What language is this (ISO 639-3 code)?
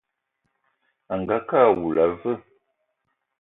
eto